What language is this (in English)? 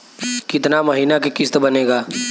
Bhojpuri